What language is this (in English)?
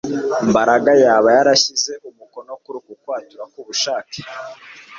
Kinyarwanda